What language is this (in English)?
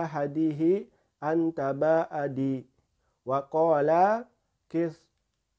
Indonesian